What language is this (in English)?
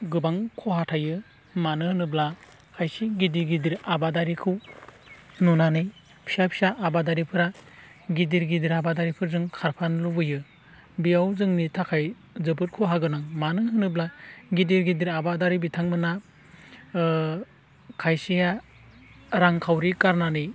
Bodo